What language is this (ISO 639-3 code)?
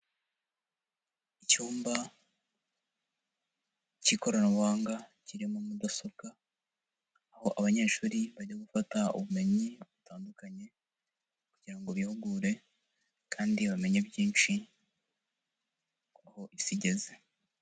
kin